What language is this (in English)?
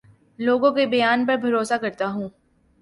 Urdu